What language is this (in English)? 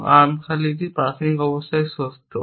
Bangla